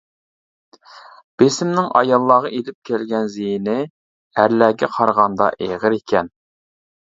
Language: Uyghur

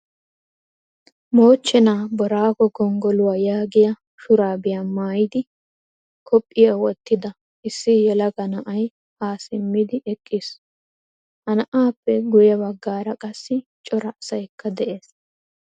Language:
Wolaytta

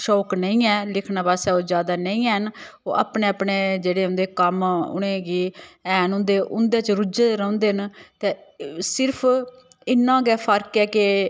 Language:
Dogri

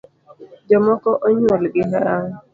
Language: Luo (Kenya and Tanzania)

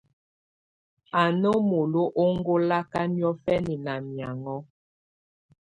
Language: Tunen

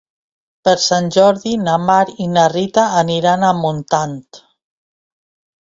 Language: Catalan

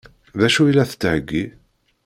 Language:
Kabyle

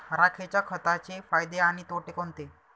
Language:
Marathi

